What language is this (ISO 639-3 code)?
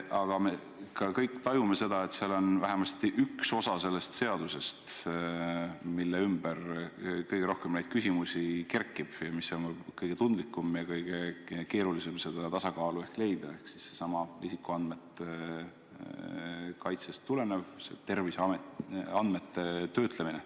est